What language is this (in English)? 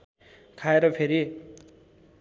Nepali